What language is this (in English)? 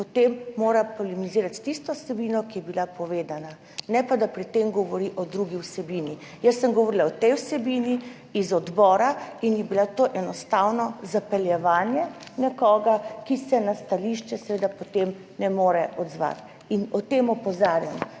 Slovenian